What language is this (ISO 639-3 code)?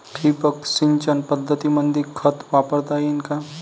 mar